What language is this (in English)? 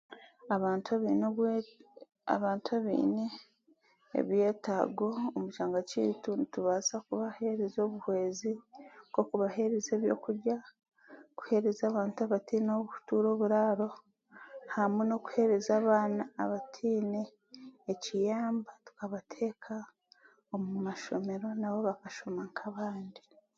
Chiga